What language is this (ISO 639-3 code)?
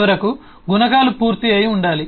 tel